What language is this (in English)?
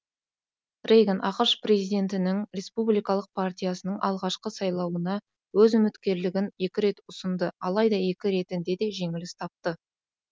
Kazakh